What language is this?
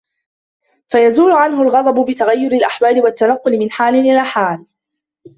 Arabic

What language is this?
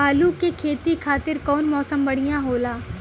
Bhojpuri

